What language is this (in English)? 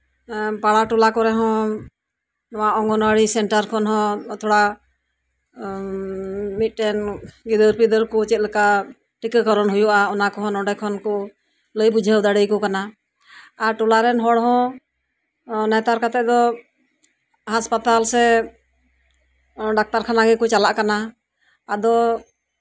Santali